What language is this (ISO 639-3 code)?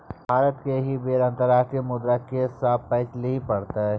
mai